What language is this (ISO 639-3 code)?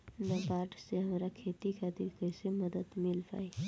bho